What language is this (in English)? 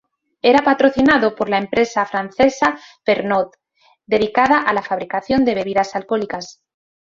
Spanish